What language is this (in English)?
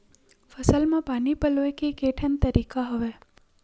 Chhattisgarhi